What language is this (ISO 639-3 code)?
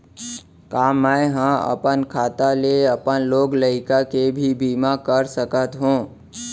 hne